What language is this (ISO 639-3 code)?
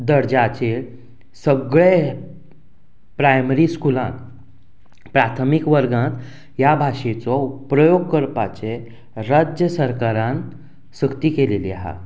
kok